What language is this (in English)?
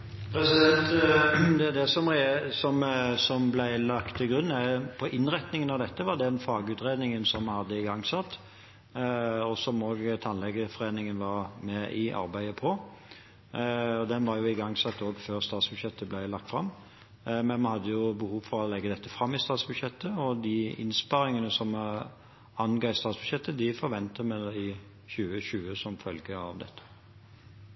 Norwegian